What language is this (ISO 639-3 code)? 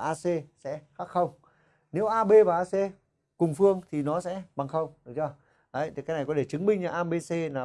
vie